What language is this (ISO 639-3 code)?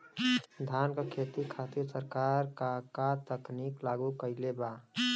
bho